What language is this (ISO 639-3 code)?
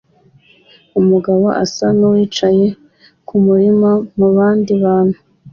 kin